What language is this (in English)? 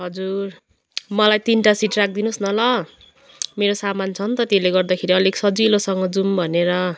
Nepali